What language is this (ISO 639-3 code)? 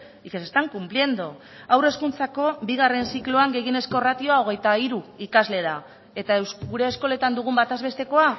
eus